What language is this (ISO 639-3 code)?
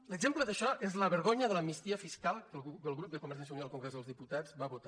cat